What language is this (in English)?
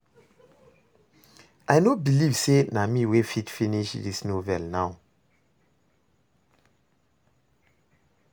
Nigerian Pidgin